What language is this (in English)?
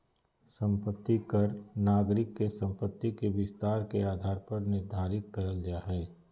Magahi